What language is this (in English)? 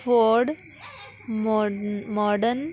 Konkani